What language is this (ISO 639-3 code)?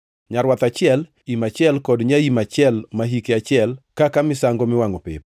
luo